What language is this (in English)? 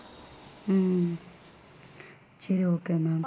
Tamil